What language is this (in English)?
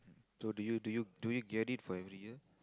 English